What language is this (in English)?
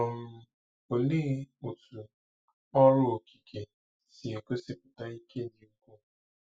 Igbo